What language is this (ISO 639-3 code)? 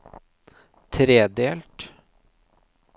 nor